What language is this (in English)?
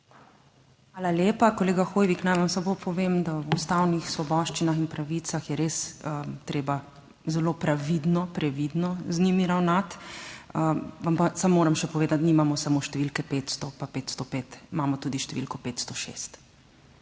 Slovenian